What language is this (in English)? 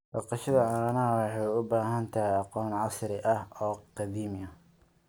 Somali